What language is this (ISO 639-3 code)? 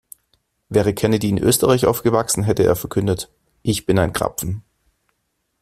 deu